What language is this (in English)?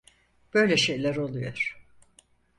Turkish